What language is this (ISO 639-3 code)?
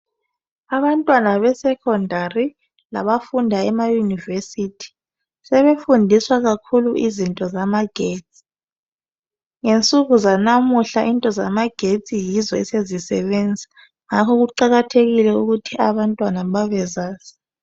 nde